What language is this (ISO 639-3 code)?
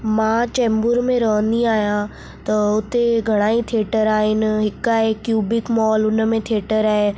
snd